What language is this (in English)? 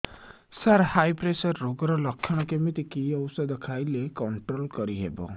Odia